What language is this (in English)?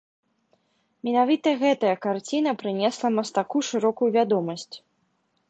Belarusian